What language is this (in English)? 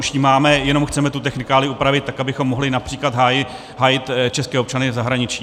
Czech